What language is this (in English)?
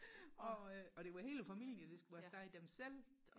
Danish